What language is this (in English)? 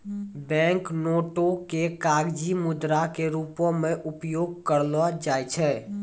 Maithili